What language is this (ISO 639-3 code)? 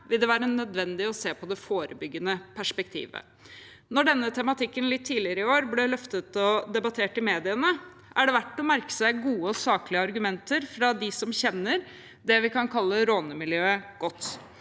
nor